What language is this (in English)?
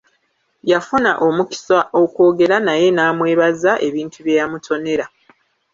Ganda